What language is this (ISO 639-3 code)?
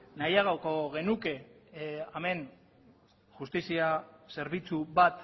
eus